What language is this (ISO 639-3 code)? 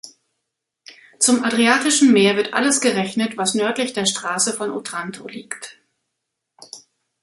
deu